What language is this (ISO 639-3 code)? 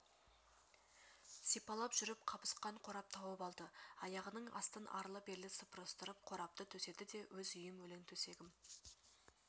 kaz